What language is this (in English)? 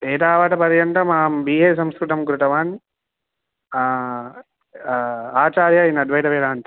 Sanskrit